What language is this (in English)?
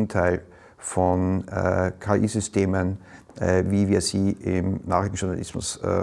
German